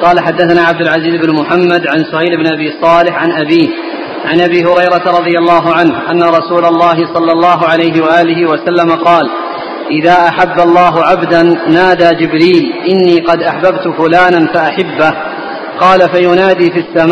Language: Arabic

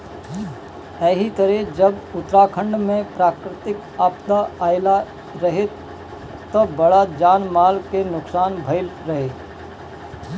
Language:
Bhojpuri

